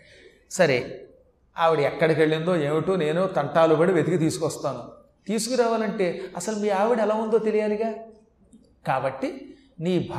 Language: Telugu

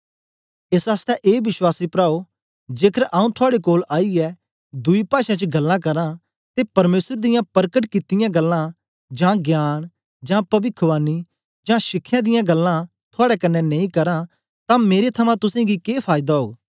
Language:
Dogri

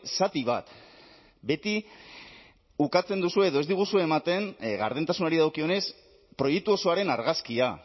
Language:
Basque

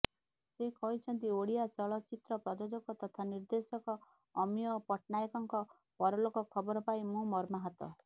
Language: Odia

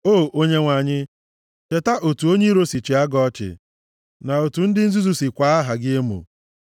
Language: Igbo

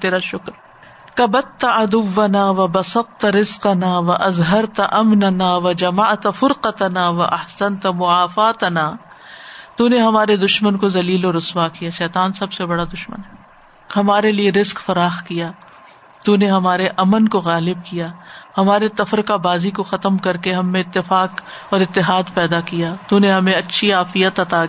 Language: Urdu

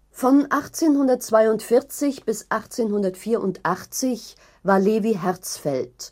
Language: German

